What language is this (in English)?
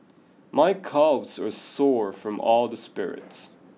English